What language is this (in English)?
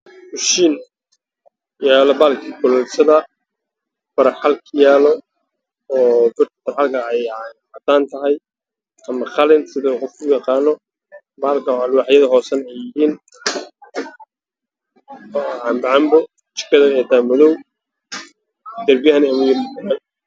Somali